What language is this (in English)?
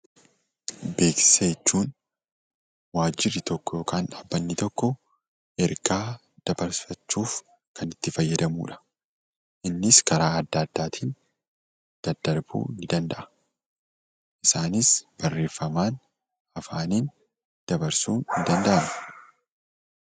Oromo